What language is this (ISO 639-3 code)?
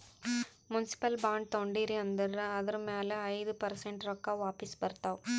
kan